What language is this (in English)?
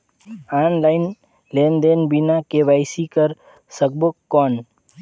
Chhattisgarhi